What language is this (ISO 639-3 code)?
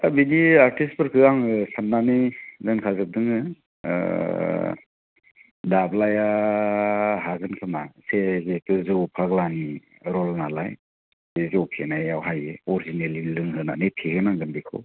brx